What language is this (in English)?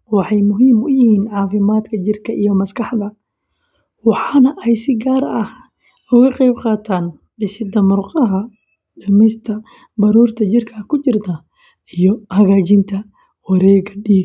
Somali